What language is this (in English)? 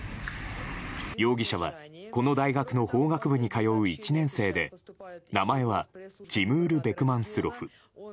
Japanese